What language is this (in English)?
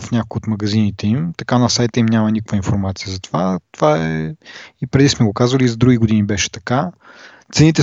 Bulgarian